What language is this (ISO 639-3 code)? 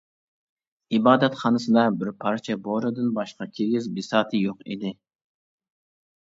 uig